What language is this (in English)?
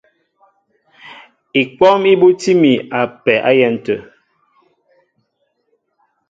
Mbo (Cameroon)